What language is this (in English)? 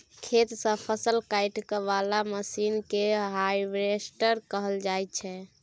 Maithili